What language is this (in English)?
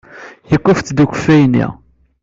Kabyle